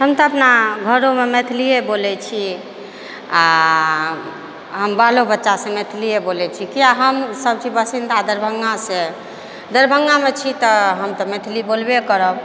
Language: Maithili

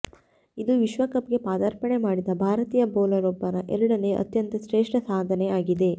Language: Kannada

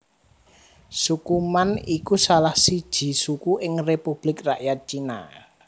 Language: Javanese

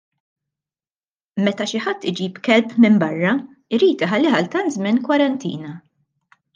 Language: Maltese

